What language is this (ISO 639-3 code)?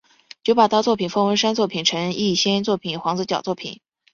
zho